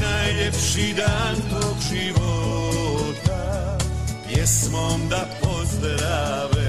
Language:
Croatian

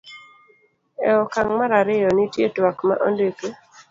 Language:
Luo (Kenya and Tanzania)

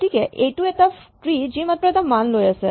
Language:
Assamese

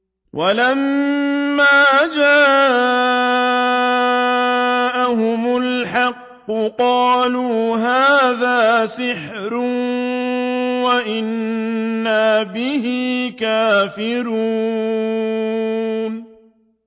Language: Arabic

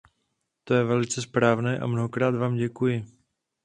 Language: Czech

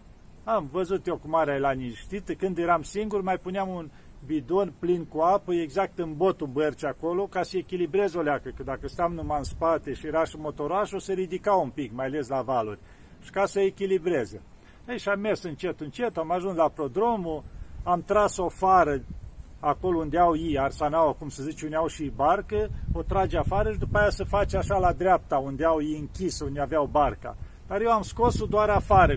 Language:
Romanian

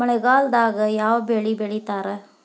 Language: Kannada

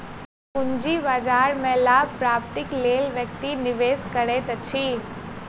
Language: Maithili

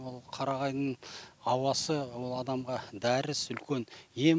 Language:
Kazakh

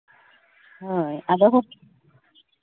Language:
Santali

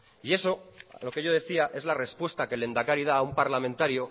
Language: Spanish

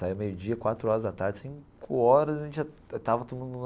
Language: Portuguese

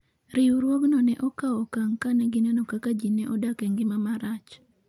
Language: Luo (Kenya and Tanzania)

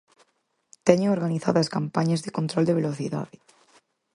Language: Galician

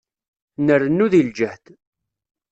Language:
Kabyle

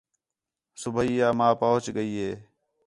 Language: Khetrani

